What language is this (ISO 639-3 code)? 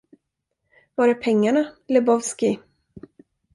swe